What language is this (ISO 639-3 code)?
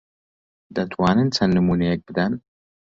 ckb